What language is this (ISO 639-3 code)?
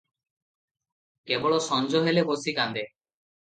ori